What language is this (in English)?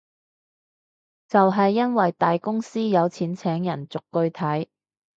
Cantonese